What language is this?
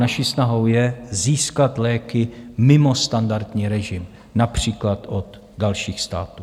Czech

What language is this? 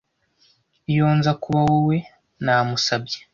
Kinyarwanda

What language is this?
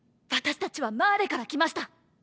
Japanese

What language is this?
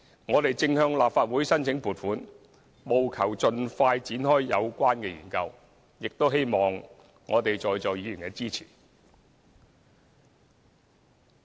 Cantonese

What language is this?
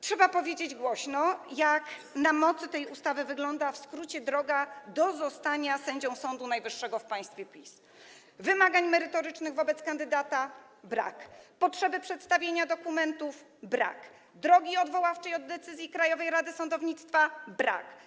Polish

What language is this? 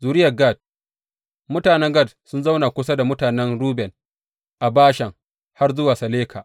Hausa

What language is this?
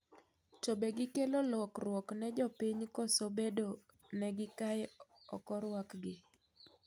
Luo (Kenya and Tanzania)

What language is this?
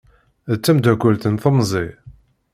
Kabyle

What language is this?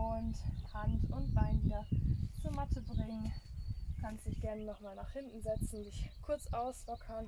German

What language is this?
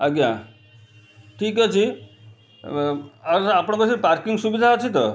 Odia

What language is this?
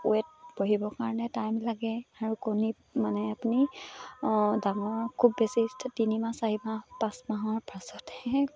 Assamese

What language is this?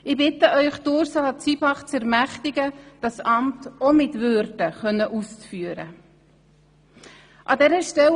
Swiss German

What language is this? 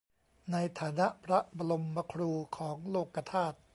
Thai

